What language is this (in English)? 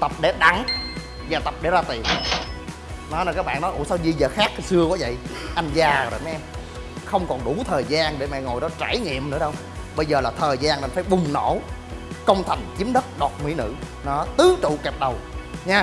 Vietnamese